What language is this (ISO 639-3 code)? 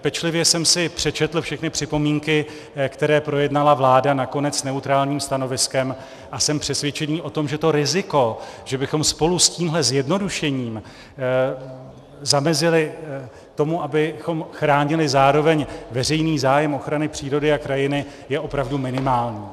ces